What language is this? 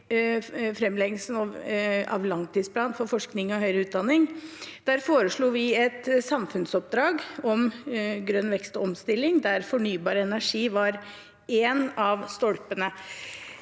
Norwegian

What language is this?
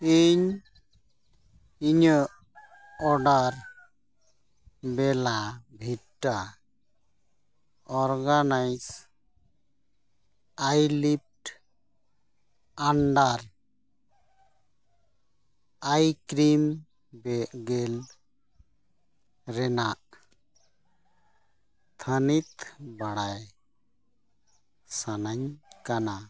Santali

